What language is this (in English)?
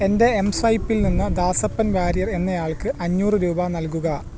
Malayalam